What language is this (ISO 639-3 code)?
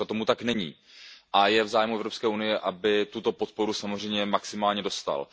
ces